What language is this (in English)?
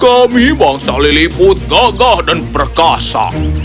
Indonesian